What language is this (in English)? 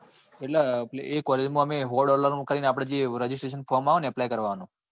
Gujarati